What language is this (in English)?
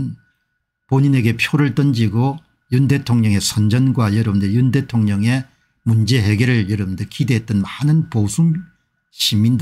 Korean